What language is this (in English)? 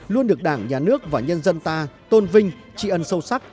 Vietnamese